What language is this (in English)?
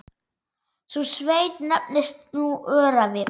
Icelandic